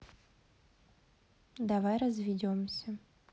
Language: Russian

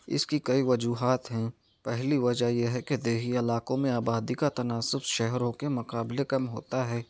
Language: Urdu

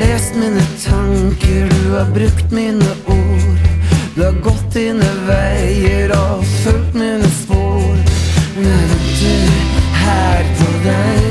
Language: Norwegian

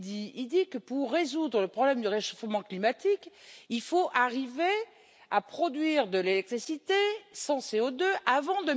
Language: French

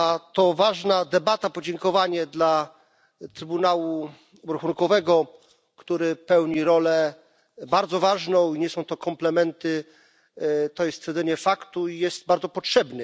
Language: Polish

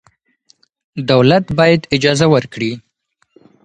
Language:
Pashto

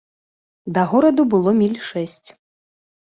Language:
Belarusian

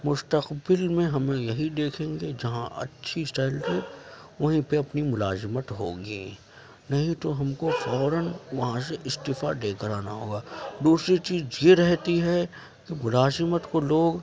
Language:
Urdu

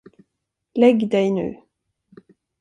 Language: Swedish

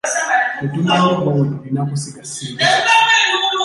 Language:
Ganda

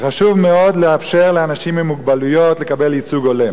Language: Hebrew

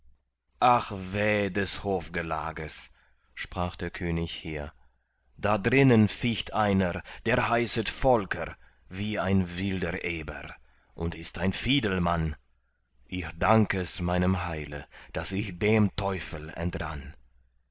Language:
German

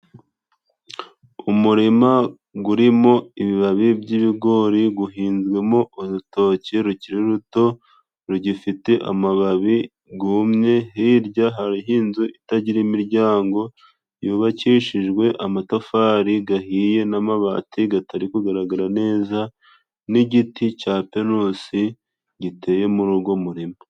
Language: Kinyarwanda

